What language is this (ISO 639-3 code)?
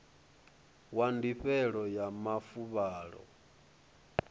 ven